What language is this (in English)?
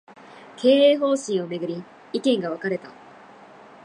Japanese